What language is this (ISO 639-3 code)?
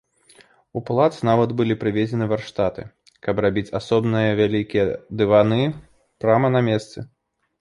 bel